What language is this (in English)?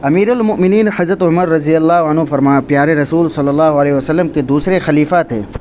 Urdu